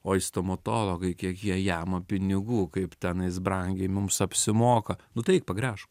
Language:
Lithuanian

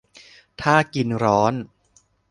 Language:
Thai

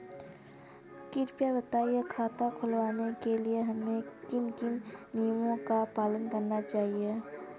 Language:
Hindi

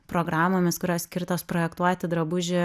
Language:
Lithuanian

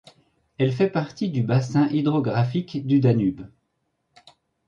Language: French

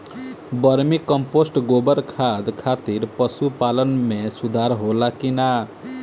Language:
Bhojpuri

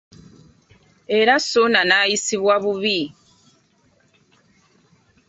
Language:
Ganda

